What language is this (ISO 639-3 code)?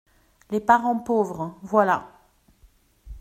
fra